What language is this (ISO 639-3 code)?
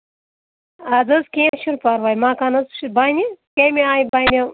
kas